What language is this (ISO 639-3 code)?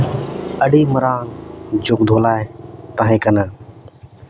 sat